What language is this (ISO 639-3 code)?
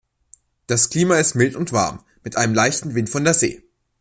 deu